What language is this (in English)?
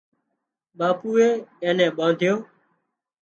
Wadiyara Koli